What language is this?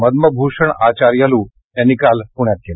Marathi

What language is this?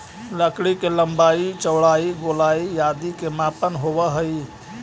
Magahi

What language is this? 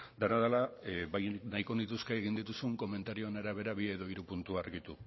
Basque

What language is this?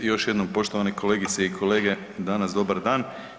Croatian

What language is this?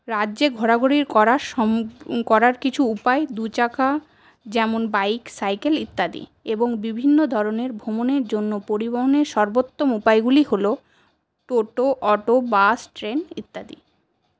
Bangla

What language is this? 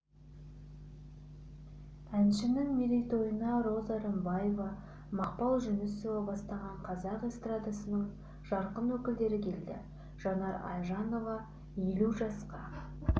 Kazakh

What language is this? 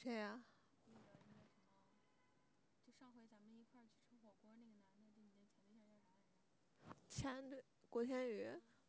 Chinese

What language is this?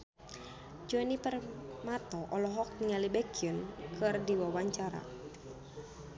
Sundanese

